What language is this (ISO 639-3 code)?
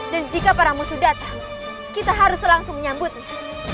ind